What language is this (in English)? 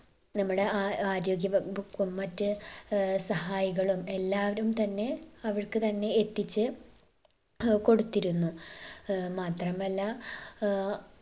Malayalam